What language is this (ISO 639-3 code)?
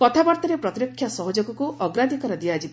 ori